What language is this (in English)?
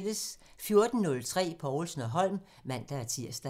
Danish